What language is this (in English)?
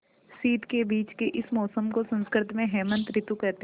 Hindi